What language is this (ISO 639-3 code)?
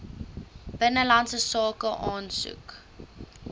afr